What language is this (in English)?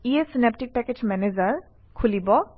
Assamese